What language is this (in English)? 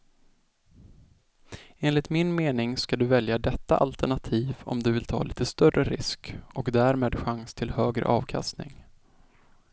Swedish